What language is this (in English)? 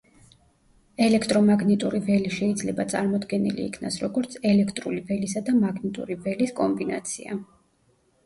Georgian